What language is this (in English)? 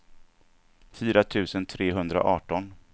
Swedish